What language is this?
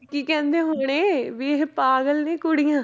Punjabi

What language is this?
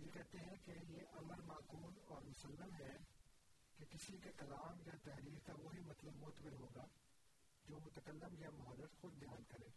Urdu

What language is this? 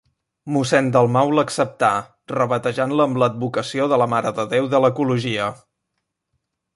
Catalan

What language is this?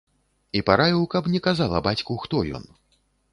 Belarusian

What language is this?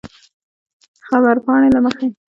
Pashto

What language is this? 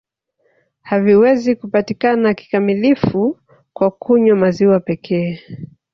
Swahili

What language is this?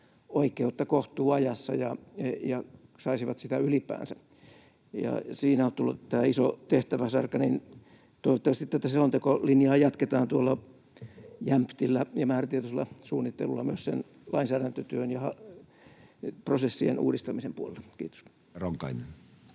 Finnish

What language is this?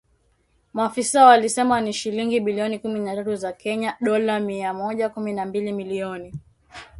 Swahili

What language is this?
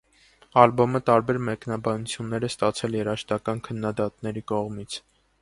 Armenian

